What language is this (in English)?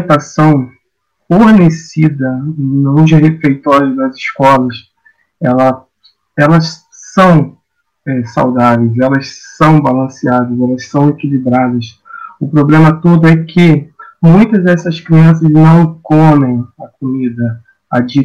Portuguese